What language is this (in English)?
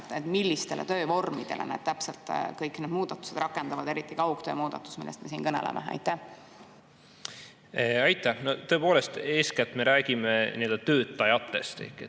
Estonian